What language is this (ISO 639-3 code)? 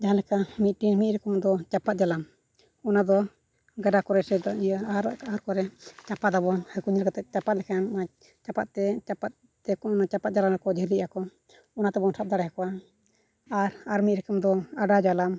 sat